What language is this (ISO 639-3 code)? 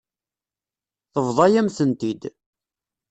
kab